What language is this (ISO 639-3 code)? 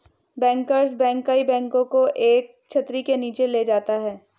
hin